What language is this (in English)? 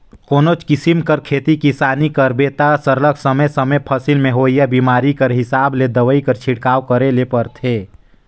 Chhattisgarhi